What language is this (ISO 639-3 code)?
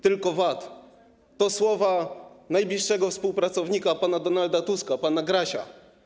pol